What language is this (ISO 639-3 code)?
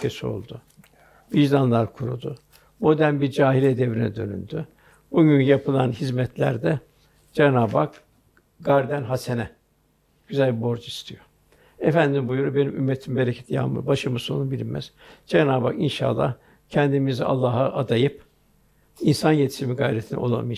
tur